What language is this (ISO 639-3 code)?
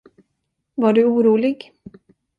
swe